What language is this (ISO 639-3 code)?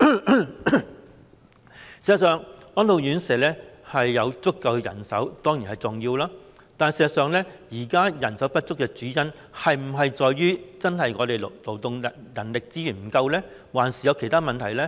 yue